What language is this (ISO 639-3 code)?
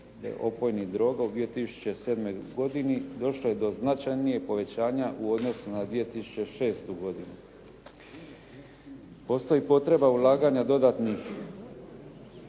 hrv